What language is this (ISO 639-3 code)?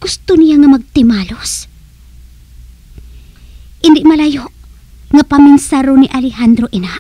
fil